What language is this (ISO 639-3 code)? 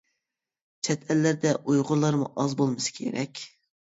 uig